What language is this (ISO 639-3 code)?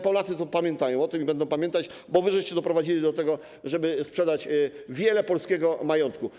pol